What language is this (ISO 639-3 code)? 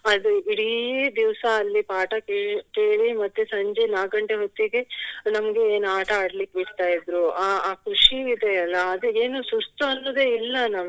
kan